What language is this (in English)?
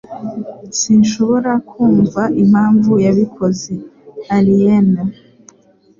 Kinyarwanda